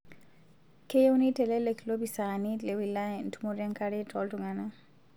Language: Masai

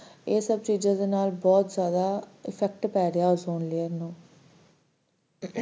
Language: Punjabi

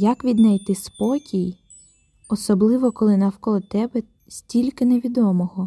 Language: Ukrainian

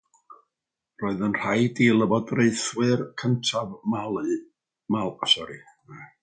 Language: Welsh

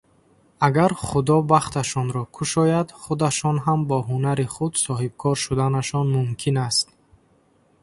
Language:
Tajik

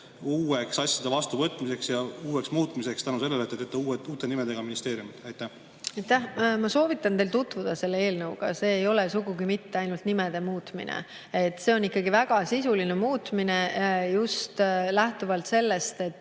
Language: Estonian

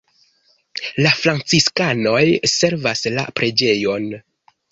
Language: Esperanto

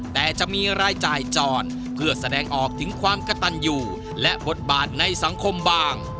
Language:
Thai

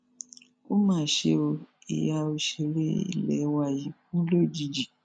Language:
Yoruba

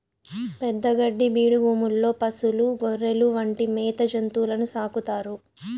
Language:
Telugu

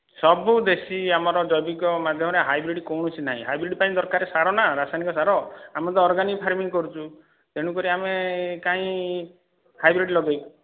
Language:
Odia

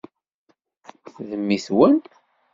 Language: Kabyle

